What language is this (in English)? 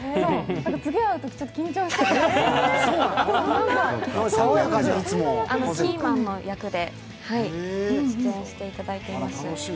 Japanese